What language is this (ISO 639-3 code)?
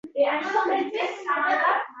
uzb